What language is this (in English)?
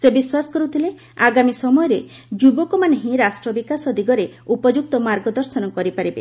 Odia